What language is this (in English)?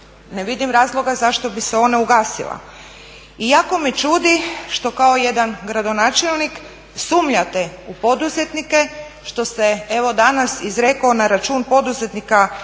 Croatian